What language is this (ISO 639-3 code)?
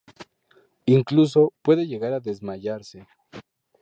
spa